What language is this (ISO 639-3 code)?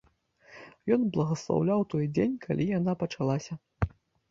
bel